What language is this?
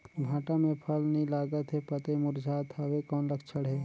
Chhattisgarhi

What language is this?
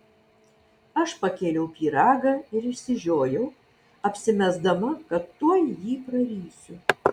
Lithuanian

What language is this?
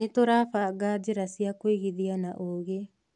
Kikuyu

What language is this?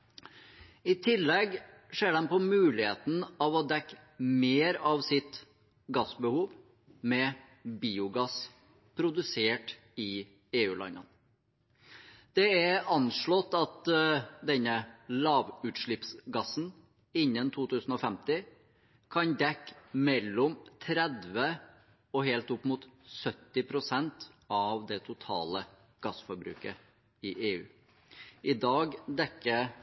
Norwegian Bokmål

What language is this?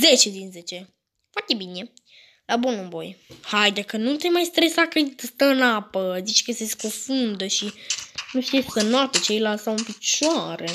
Romanian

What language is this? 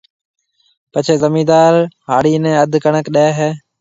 Marwari (Pakistan)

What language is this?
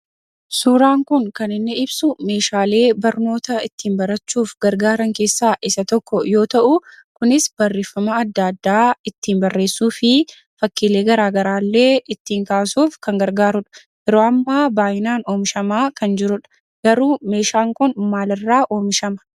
Oromo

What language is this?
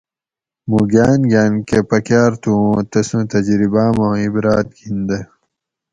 Gawri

